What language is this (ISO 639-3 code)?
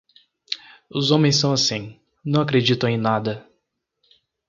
por